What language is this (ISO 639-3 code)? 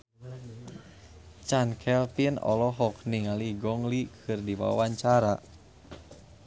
sun